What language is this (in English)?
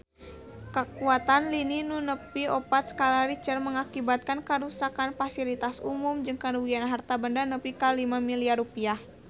Sundanese